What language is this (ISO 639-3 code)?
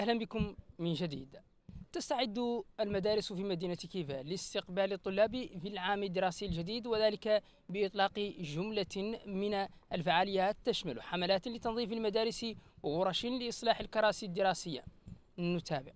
ara